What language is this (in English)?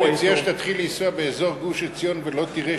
Hebrew